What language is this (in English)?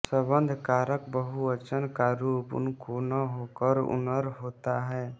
Hindi